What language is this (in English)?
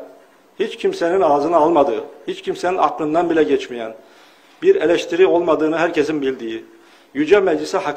Turkish